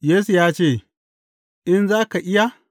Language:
Hausa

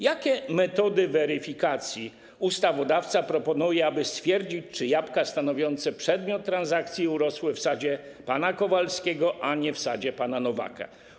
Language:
Polish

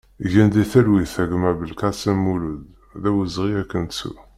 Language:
Kabyle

